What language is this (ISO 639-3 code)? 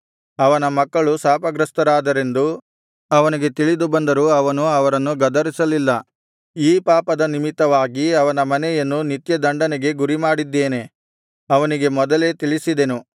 kan